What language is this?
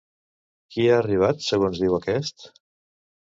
Catalan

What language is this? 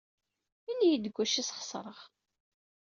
Kabyle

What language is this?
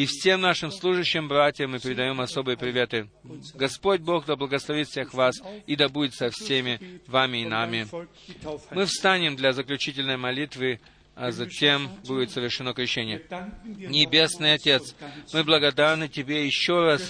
Russian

